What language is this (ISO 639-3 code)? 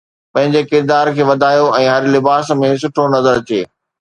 snd